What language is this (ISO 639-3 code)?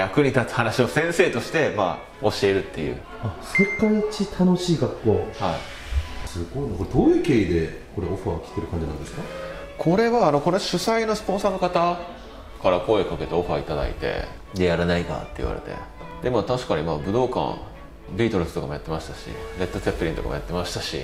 jpn